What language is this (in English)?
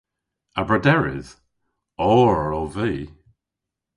Cornish